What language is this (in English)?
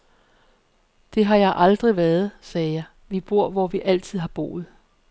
Danish